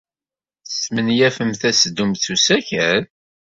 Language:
Kabyle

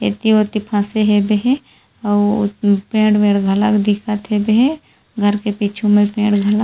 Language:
Chhattisgarhi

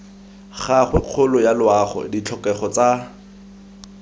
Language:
Tswana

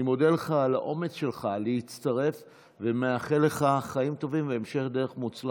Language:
Hebrew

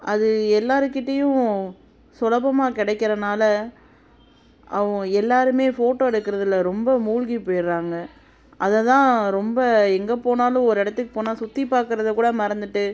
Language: Tamil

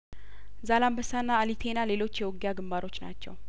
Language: Amharic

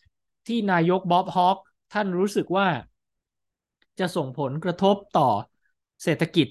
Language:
Thai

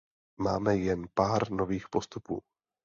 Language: Czech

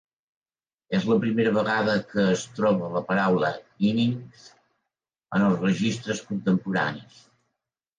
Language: Catalan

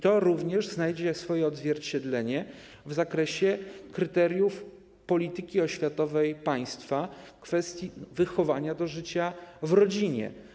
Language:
Polish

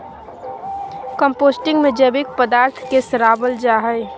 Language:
Magahi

